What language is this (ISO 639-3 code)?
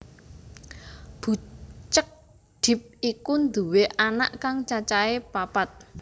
jav